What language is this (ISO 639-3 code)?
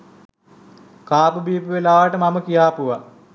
sin